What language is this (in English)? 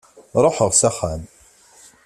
Kabyle